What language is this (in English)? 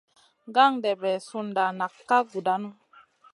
Masana